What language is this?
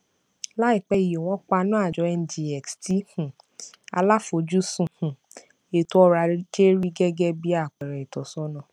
Yoruba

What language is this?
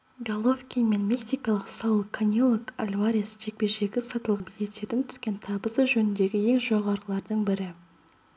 Kazakh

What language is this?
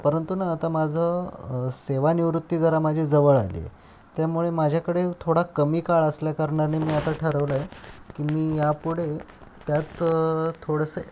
Marathi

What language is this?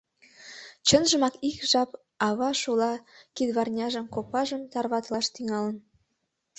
Mari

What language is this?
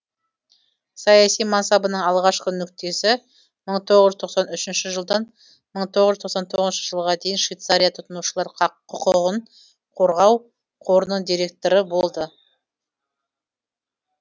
Kazakh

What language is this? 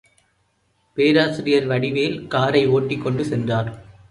Tamil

